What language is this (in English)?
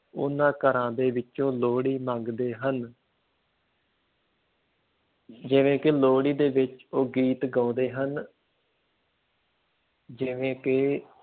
Punjabi